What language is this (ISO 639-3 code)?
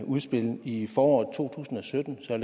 dan